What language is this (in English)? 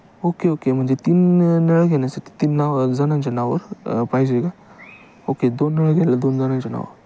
Marathi